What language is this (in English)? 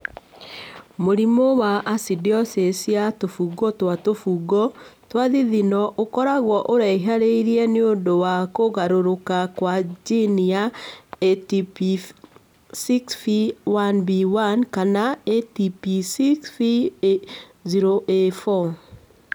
Kikuyu